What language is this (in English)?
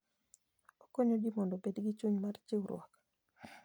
Luo (Kenya and Tanzania)